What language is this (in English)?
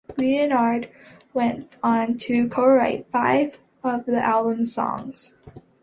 English